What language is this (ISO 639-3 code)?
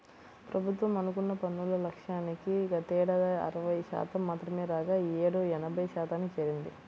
tel